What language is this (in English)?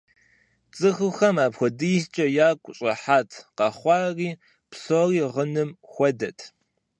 Kabardian